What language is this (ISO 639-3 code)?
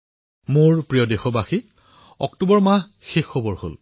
asm